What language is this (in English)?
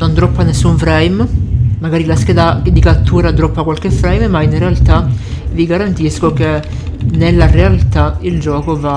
Italian